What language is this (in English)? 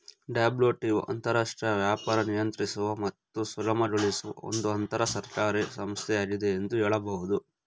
Kannada